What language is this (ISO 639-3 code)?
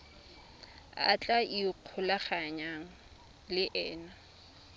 tsn